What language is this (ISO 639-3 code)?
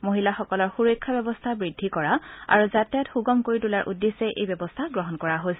asm